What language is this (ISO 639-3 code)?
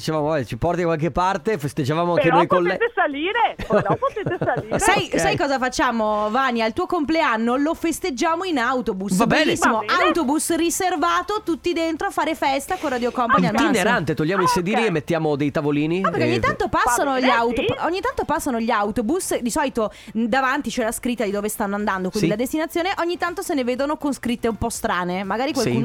ita